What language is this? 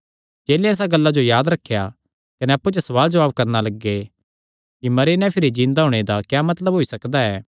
Kangri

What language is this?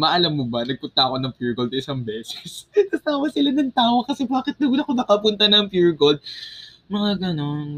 Filipino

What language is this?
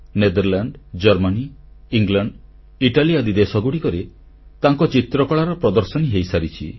Odia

